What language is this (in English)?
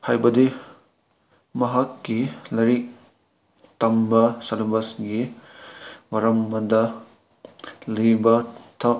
Manipuri